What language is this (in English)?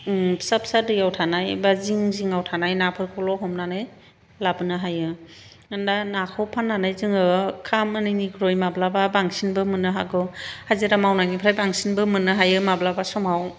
Bodo